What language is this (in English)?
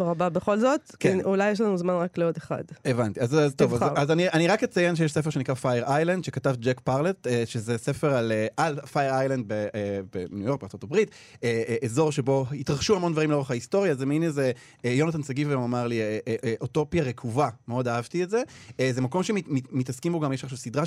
Hebrew